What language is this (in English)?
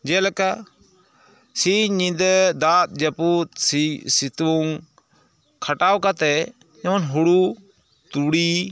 Santali